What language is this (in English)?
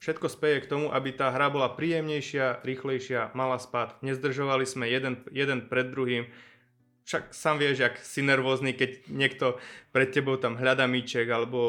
Czech